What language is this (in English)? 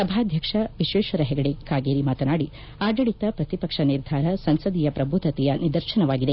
Kannada